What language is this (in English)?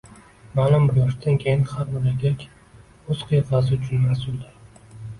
Uzbek